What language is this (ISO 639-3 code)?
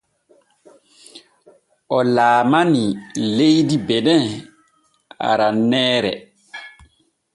fue